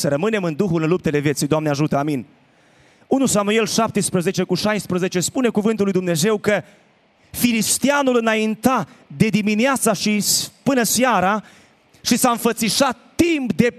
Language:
Romanian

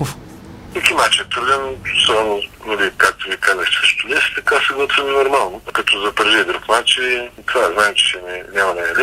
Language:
Bulgarian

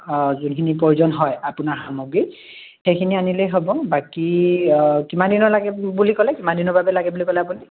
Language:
Assamese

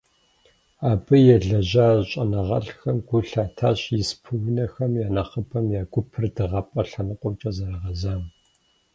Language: Kabardian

